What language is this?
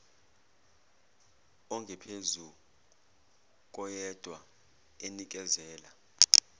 Zulu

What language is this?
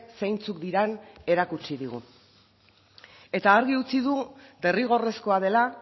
Basque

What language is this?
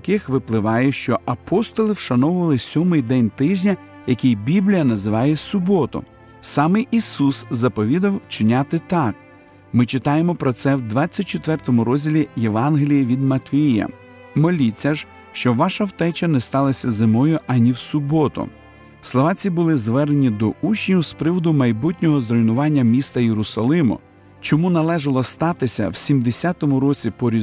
Ukrainian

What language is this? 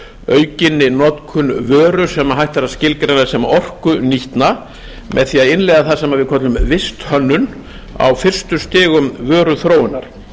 Icelandic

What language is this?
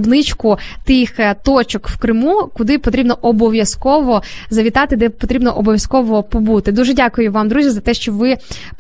Ukrainian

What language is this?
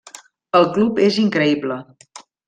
Catalan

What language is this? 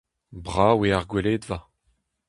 Breton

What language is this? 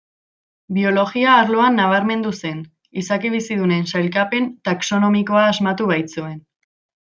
Basque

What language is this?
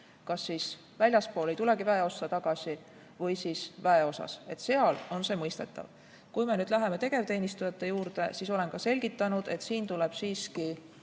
Estonian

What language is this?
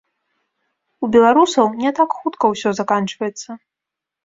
Belarusian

